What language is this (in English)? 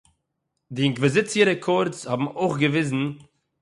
Yiddish